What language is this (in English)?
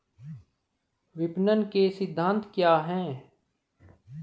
Hindi